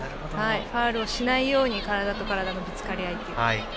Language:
Japanese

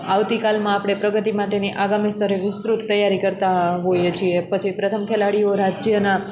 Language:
Gujarati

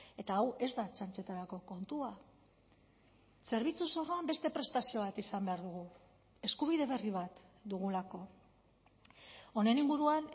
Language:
Basque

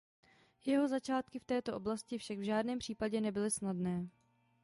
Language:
Czech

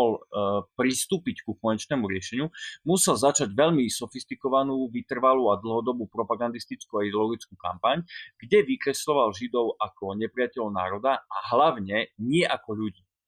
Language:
Slovak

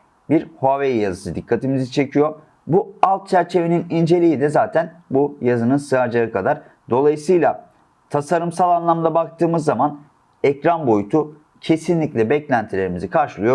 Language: Turkish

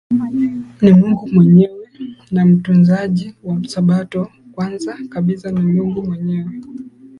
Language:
Swahili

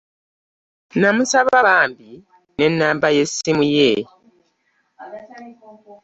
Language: Ganda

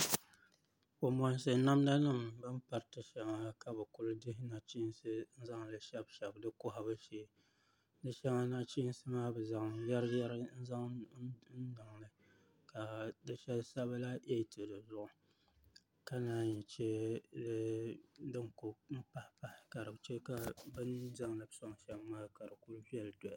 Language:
Dagbani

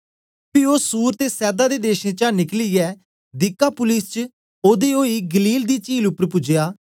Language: Dogri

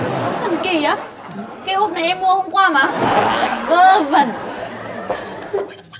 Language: Vietnamese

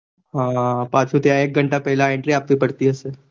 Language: Gujarati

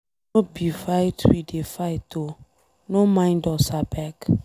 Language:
Nigerian Pidgin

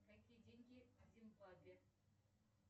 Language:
Russian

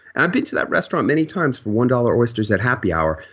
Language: English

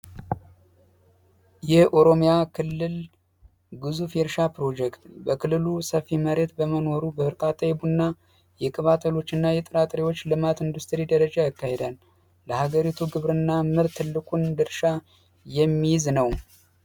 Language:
Amharic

